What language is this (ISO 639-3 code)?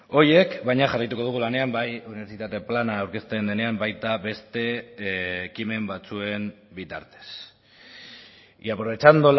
eus